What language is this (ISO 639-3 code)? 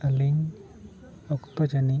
sat